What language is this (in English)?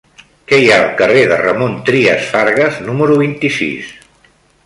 Catalan